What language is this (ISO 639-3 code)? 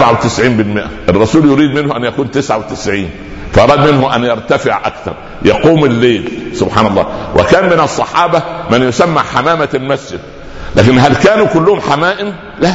ara